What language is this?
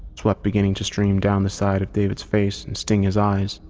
English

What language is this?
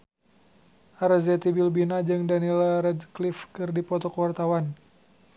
Sundanese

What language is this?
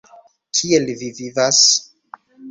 Esperanto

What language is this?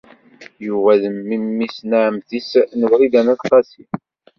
Kabyle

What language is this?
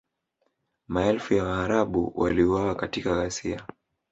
Swahili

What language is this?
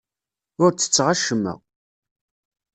Kabyle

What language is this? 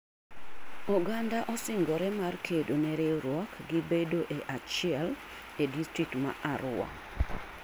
Luo (Kenya and Tanzania)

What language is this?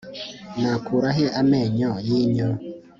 Kinyarwanda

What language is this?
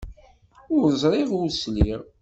Kabyle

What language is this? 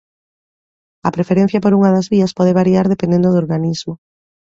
Galician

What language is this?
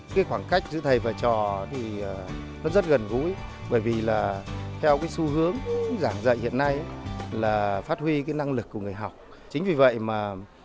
Vietnamese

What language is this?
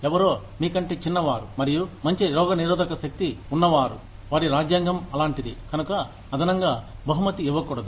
Telugu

